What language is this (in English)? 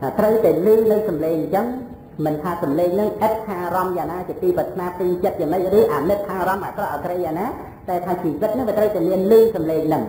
Vietnamese